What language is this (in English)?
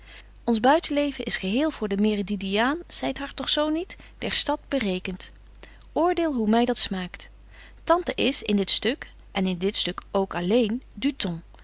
Dutch